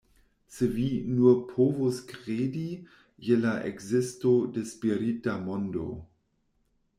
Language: Esperanto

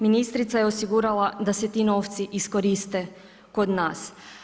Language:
Croatian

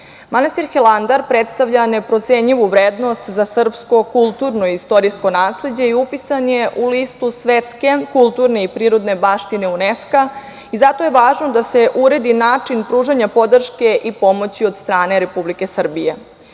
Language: Serbian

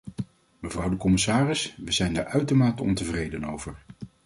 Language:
Dutch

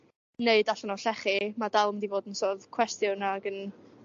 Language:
Welsh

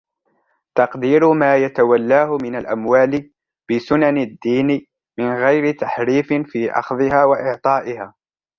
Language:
Arabic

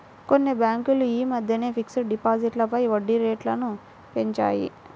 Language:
Telugu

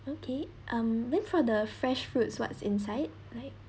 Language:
English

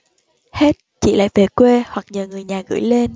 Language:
Vietnamese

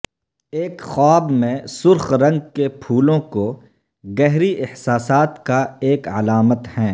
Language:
Urdu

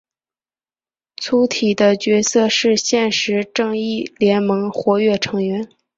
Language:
Chinese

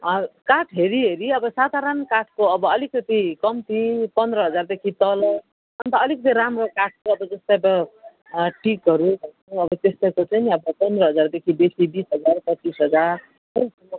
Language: Nepali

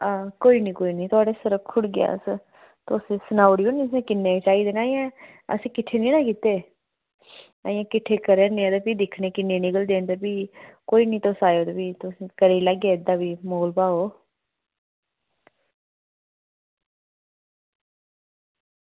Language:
Dogri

